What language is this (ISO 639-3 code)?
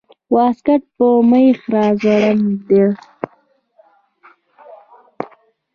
pus